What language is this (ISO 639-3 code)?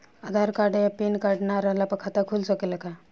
bho